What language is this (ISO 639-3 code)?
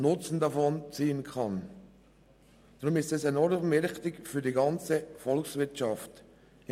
gsw